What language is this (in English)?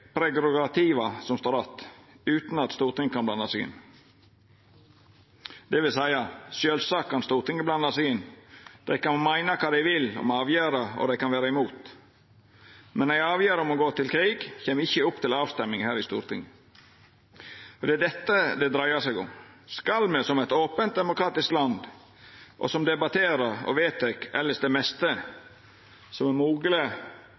Norwegian Nynorsk